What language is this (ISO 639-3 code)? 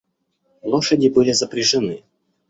rus